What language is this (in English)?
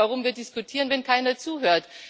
German